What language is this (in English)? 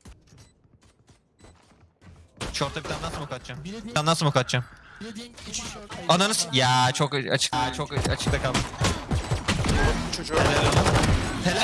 Turkish